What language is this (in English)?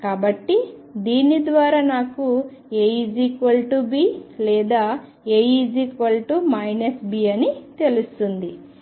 Telugu